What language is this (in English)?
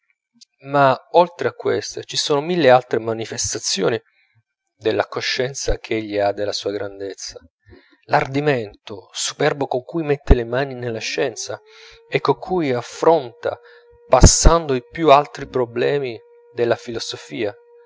Italian